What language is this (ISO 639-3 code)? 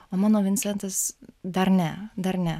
lit